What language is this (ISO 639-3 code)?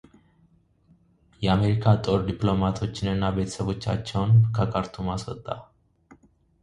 amh